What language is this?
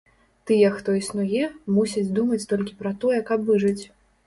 Belarusian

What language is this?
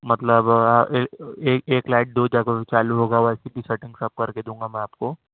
Urdu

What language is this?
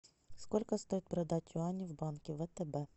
Russian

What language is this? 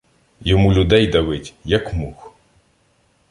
Ukrainian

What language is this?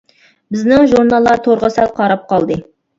Uyghur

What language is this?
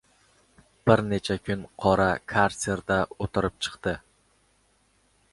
Uzbek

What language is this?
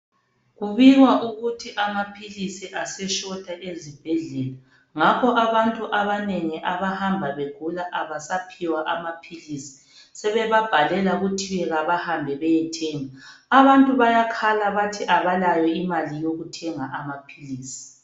North Ndebele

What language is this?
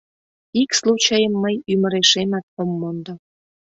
Mari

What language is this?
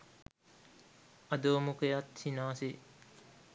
Sinhala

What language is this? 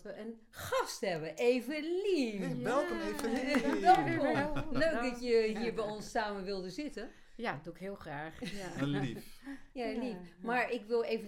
Dutch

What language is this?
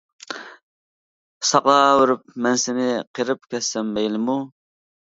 Uyghur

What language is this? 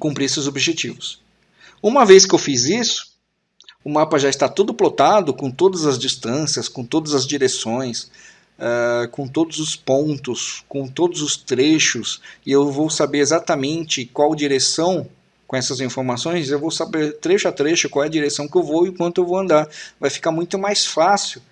Portuguese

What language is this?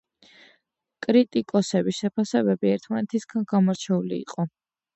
Georgian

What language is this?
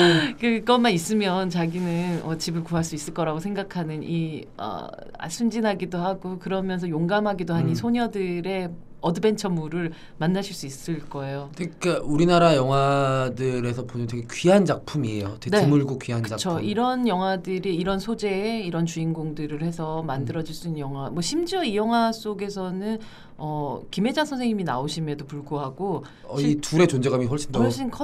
Korean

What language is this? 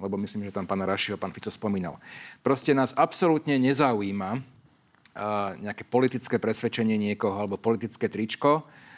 Slovak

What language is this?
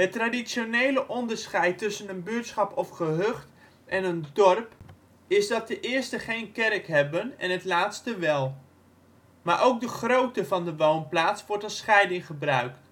Dutch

